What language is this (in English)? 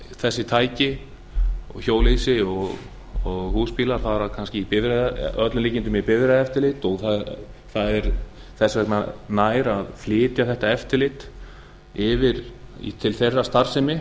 Icelandic